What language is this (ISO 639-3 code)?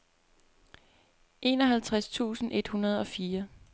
dan